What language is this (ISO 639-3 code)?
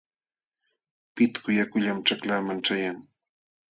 qxw